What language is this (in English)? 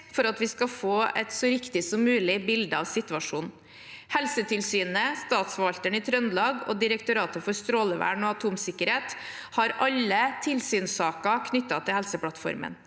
Norwegian